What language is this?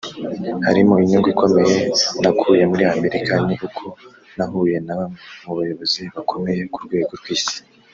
Kinyarwanda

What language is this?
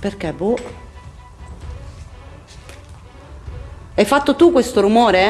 Italian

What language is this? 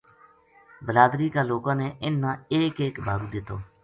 Gujari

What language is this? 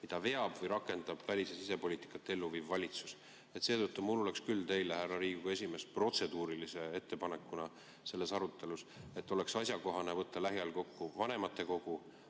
Estonian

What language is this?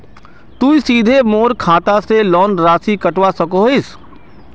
Magahi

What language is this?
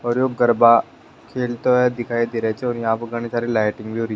Rajasthani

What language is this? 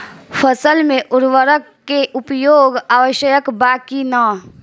Bhojpuri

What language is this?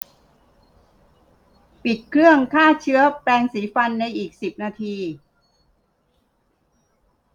Thai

